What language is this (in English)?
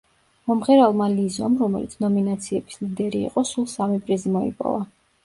Georgian